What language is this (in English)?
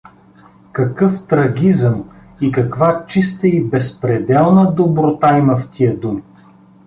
Bulgarian